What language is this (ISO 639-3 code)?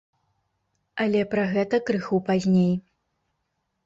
bel